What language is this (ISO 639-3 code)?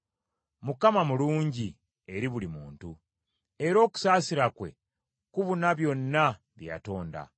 lug